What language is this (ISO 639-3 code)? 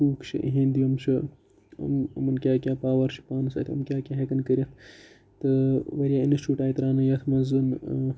kas